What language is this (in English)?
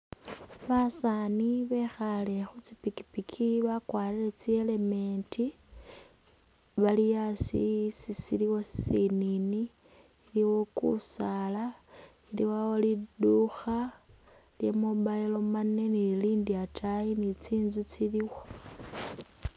Masaaba